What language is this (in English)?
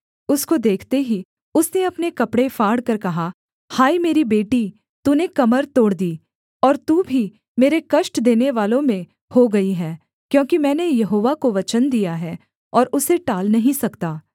Hindi